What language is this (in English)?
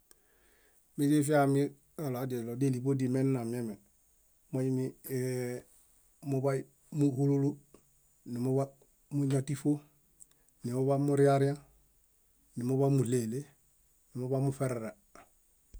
Bayot